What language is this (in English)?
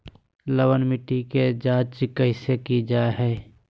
Magahi